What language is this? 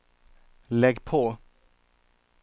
Swedish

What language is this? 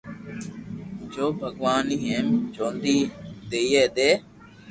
Loarki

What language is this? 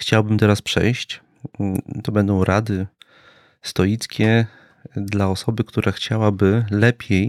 Polish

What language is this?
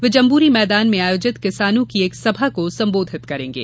Hindi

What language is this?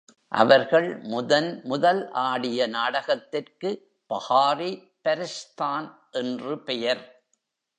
Tamil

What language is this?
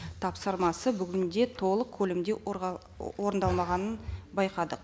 Kazakh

